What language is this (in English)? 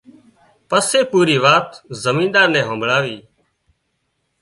Wadiyara Koli